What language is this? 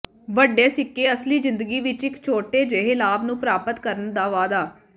Punjabi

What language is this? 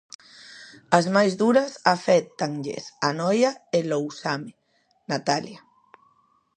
Galician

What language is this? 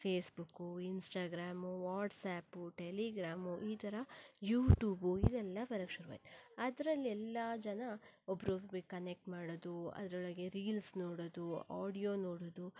Kannada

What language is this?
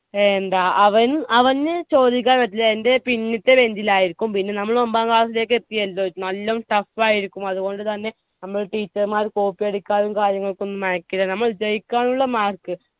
Malayalam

